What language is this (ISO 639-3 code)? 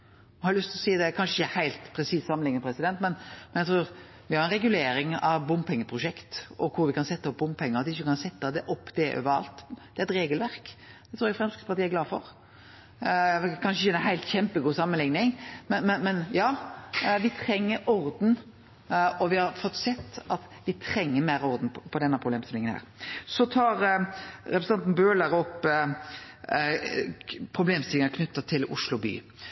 nno